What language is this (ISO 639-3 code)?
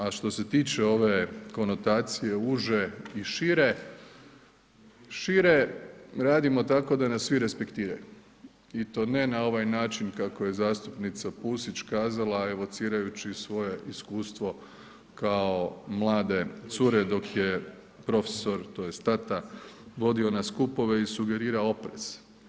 hrv